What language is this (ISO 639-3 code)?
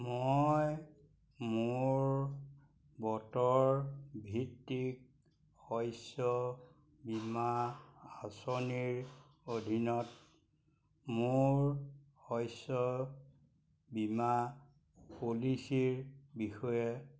asm